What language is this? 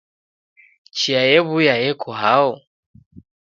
Taita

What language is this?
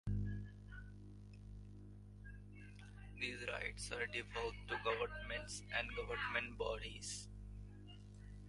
English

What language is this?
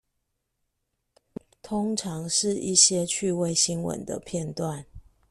Chinese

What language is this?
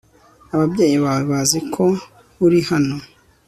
Kinyarwanda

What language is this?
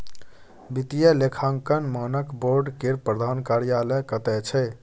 Maithili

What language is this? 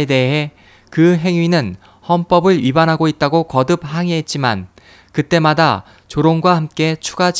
Korean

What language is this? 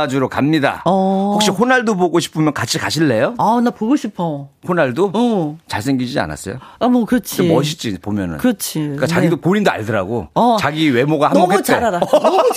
Korean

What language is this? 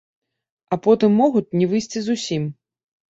Belarusian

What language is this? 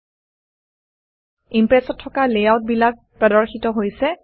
Assamese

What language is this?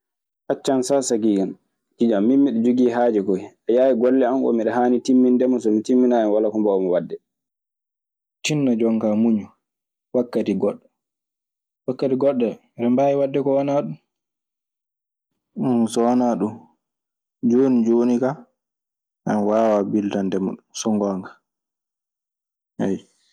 Maasina Fulfulde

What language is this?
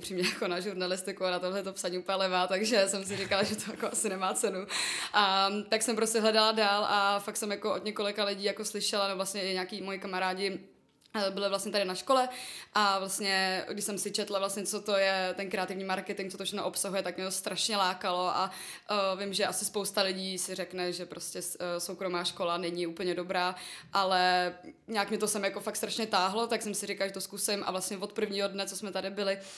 Czech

